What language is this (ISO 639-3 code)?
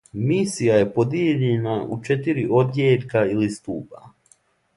srp